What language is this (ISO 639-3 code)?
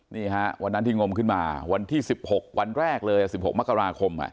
tha